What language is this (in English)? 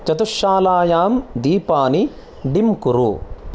Sanskrit